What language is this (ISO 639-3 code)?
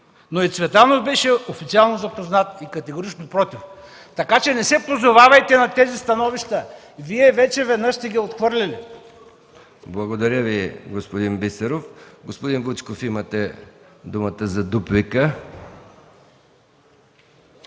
bul